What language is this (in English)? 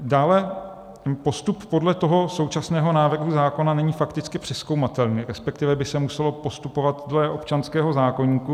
Czech